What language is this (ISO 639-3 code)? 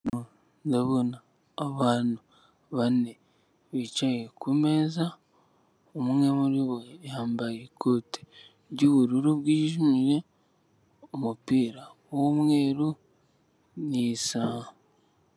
kin